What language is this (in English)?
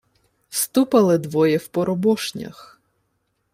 Ukrainian